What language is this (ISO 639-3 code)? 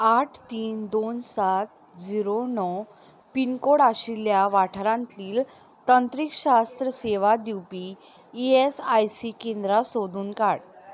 kok